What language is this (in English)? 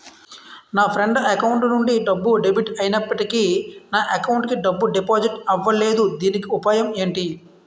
Telugu